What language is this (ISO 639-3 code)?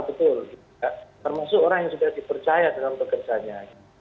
ind